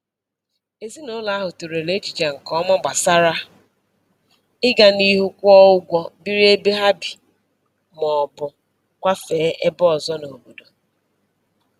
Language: Igbo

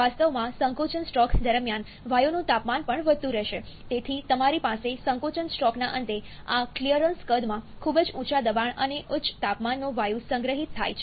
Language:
Gujarati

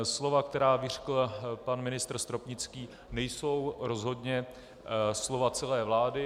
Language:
Czech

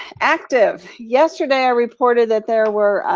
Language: English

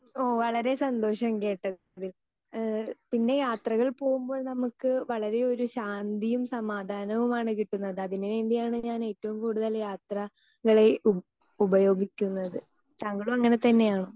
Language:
Malayalam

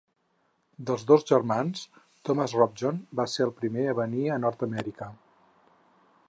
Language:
Catalan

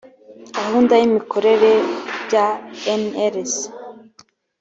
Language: Kinyarwanda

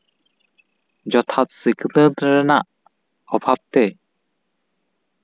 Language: Santali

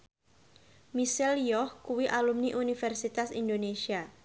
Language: Javanese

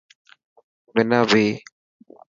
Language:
Dhatki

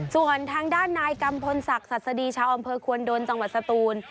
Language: Thai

